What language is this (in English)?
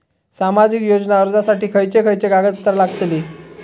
Marathi